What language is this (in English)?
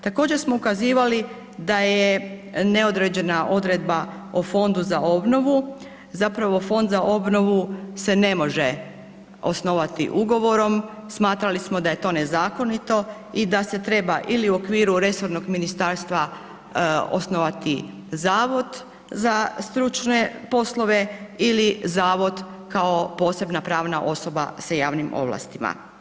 Croatian